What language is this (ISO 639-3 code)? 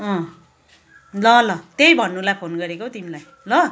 nep